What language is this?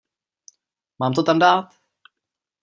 Czech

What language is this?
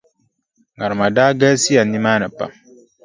Dagbani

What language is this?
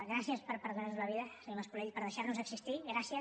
Catalan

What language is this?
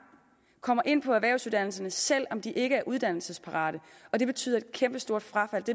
Danish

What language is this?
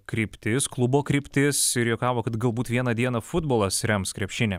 Lithuanian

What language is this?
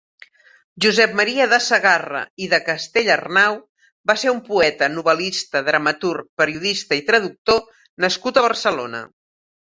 Catalan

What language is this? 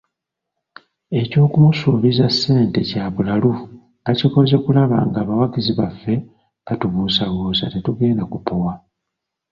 Ganda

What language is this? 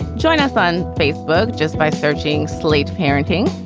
English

